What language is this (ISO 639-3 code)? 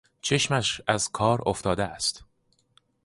fas